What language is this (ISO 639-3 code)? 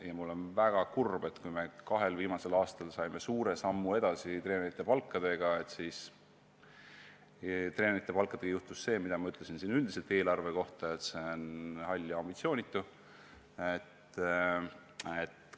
est